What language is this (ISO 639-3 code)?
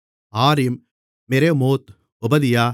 tam